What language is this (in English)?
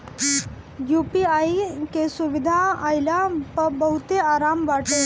Bhojpuri